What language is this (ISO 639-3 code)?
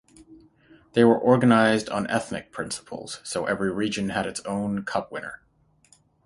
eng